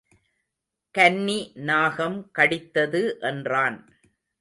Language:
Tamil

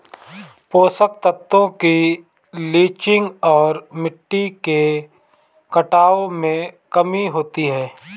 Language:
Hindi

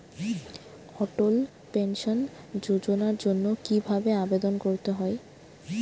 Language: Bangla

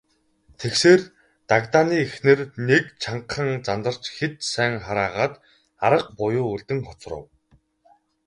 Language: Mongolian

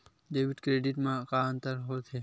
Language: Chhattisgarhi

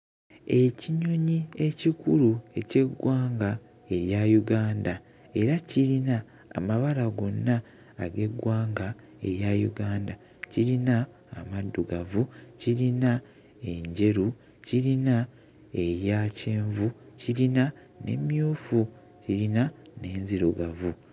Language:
Ganda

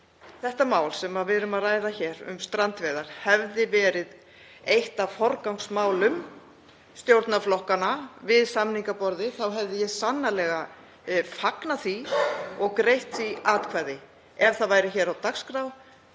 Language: Icelandic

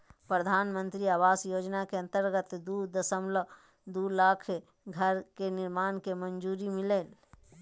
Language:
Magahi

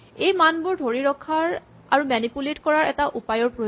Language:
Assamese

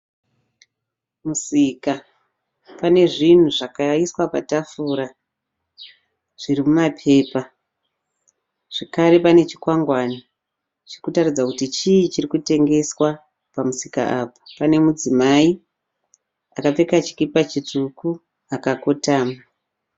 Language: Shona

